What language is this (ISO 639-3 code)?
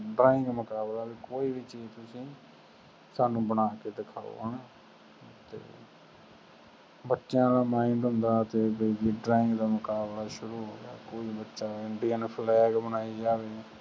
pan